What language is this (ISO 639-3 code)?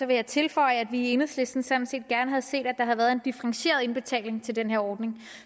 dan